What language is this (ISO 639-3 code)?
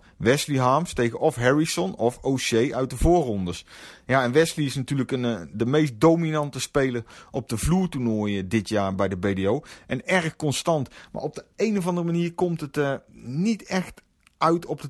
nld